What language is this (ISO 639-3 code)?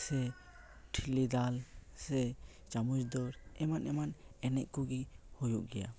sat